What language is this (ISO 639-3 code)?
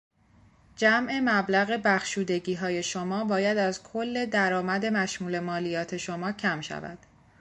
fas